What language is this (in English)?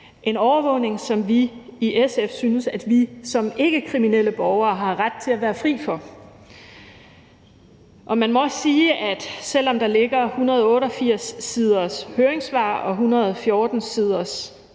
Danish